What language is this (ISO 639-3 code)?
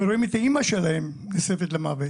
heb